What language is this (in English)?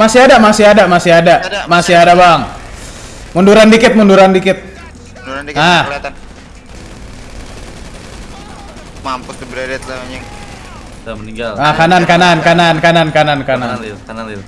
Indonesian